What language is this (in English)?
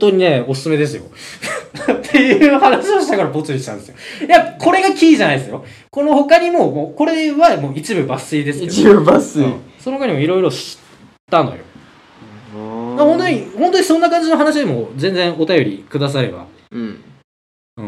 Japanese